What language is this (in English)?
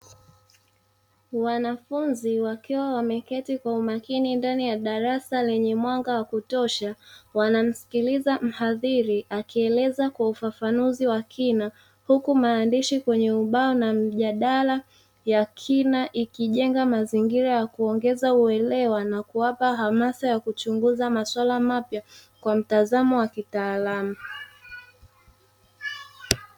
Swahili